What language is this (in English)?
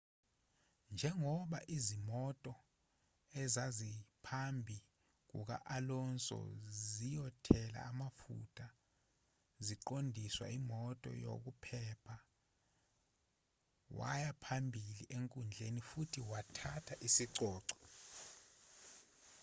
Zulu